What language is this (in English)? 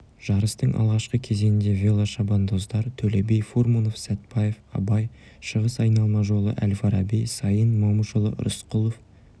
Kazakh